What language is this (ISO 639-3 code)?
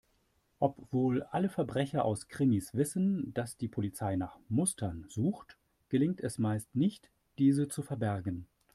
deu